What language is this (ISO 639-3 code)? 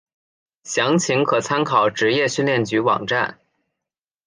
zho